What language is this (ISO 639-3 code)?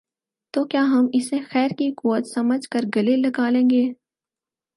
urd